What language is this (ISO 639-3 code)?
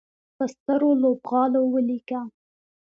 pus